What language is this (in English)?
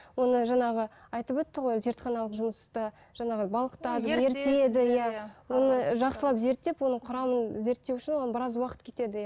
Kazakh